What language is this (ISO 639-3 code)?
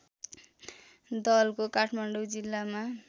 nep